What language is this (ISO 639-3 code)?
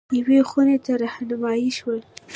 pus